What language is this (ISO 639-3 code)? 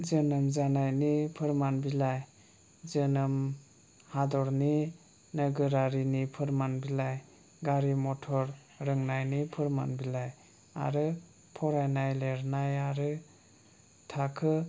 brx